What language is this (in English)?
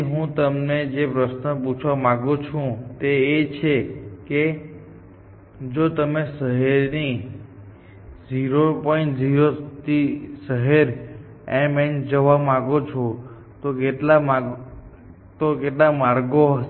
Gujarati